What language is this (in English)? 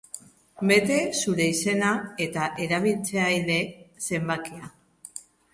Basque